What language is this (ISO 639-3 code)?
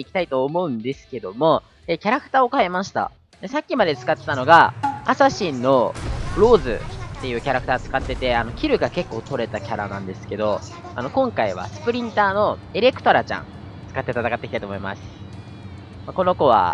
jpn